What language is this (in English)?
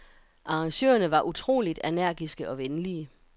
Danish